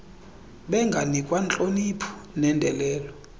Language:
Xhosa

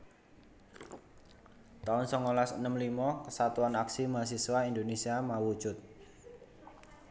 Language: Javanese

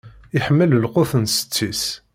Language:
Kabyle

